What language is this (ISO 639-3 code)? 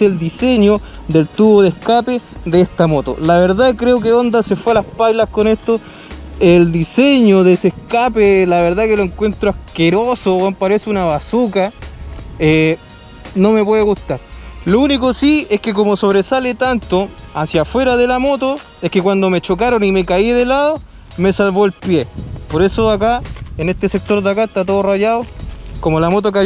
spa